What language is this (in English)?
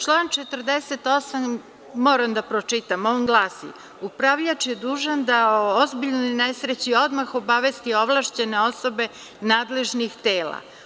Serbian